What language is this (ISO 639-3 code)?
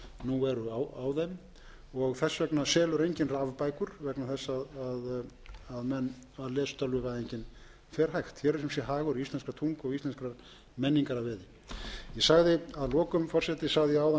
isl